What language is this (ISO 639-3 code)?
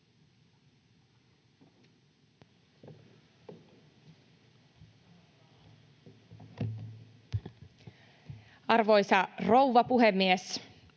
fin